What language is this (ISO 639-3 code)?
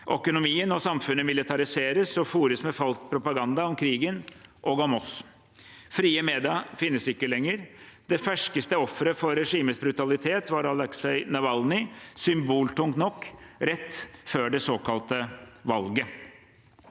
nor